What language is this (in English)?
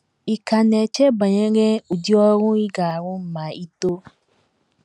Igbo